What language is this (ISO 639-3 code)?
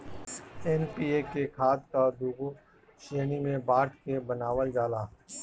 bho